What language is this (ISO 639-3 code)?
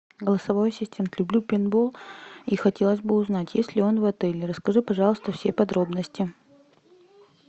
rus